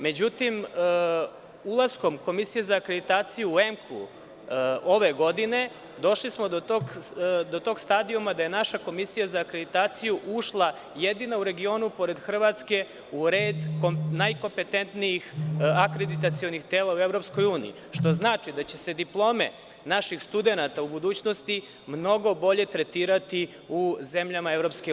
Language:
Serbian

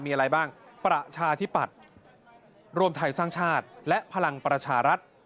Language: Thai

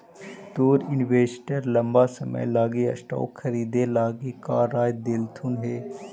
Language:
Magahi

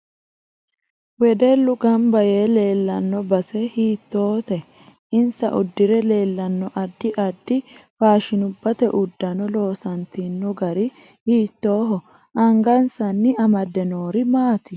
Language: Sidamo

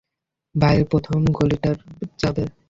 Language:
Bangla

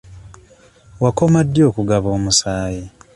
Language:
Ganda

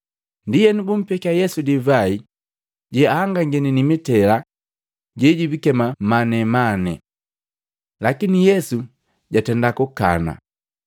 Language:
Matengo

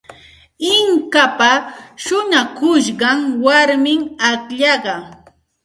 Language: Santa Ana de Tusi Pasco Quechua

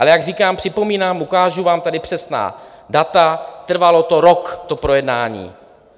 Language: Czech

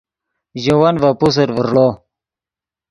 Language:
Yidgha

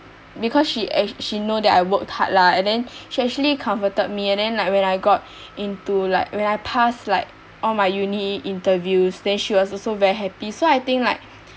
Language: English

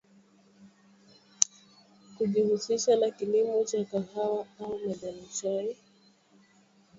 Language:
Swahili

